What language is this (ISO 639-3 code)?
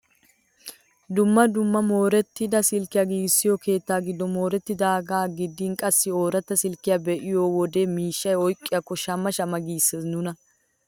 wal